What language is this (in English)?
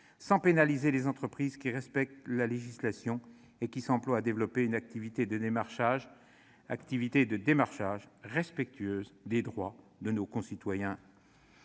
French